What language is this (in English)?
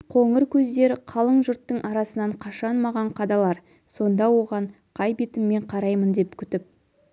Kazakh